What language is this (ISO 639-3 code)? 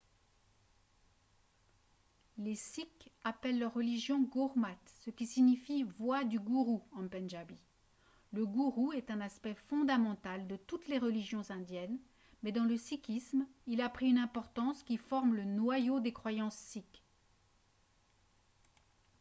fra